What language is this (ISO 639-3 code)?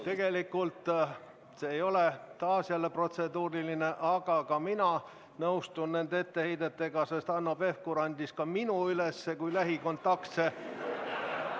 est